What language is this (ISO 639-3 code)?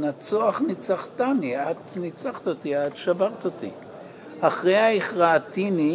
heb